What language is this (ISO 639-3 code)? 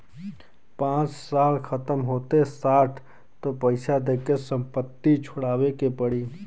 bho